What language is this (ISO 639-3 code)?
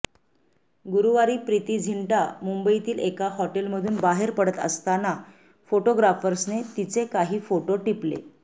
mar